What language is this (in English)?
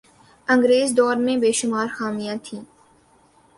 Urdu